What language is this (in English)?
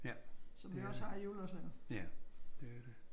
Danish